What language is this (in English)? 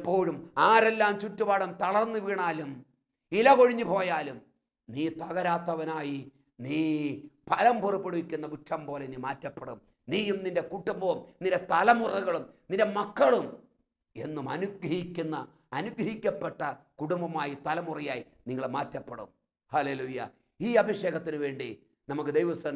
Malayalam